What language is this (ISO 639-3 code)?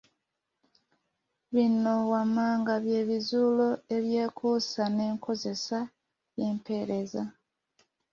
lug